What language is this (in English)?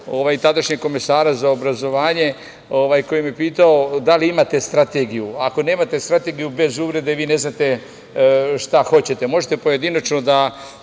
Serbian